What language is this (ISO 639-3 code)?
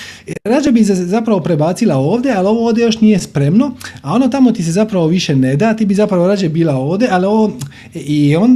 hrv